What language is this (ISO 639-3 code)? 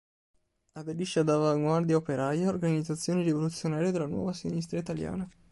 ita